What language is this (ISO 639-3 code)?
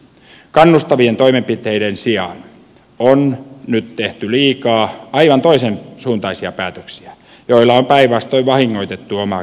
fin